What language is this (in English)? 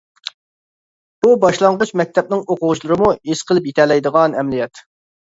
Uyghur